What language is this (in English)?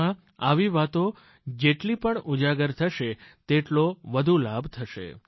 Gujarati